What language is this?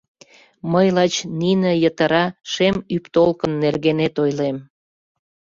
Mari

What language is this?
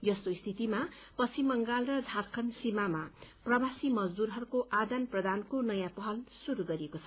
Nepali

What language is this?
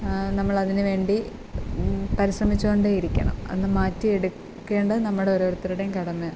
Malayalam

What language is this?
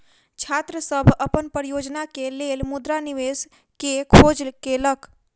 Maithili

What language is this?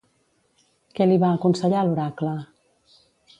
Catalan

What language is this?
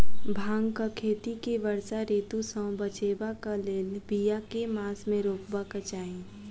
Maithili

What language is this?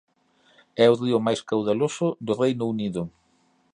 Galician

